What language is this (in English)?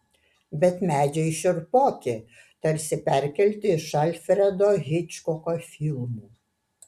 Lithuanian